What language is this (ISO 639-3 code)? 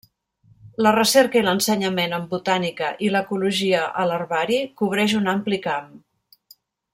cat